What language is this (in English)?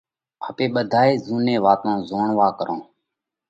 Parkari Koli